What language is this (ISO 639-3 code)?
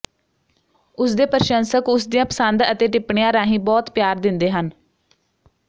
pan